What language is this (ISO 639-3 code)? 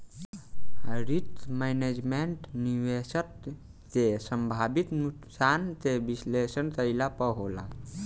bho